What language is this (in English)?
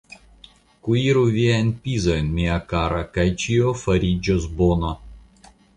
Esperanto